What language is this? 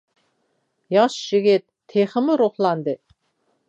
Uyghur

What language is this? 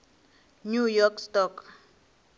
Northern Sotho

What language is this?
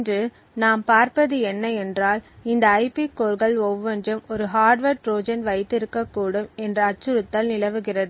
Tamil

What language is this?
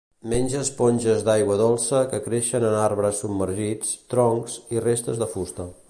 Catalan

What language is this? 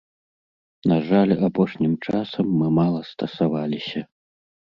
Belarusian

